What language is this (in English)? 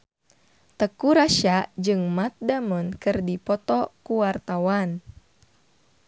Sundanese